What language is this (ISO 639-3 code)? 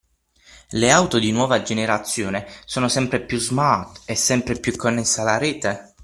ita